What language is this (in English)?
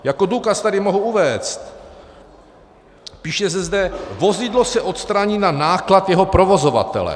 Czech